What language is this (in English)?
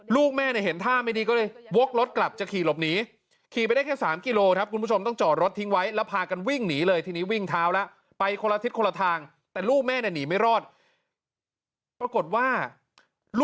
Thai